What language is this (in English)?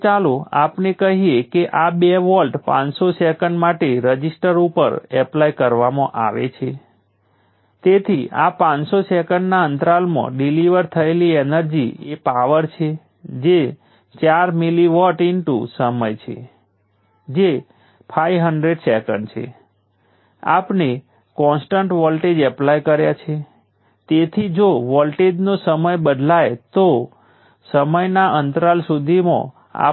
Gujarati